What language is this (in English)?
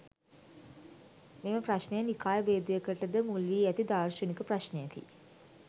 Sinhala